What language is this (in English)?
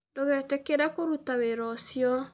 Kikuyu